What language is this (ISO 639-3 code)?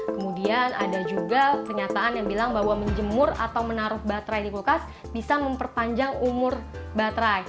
ind